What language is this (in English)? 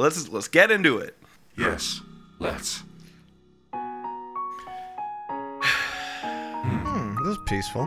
English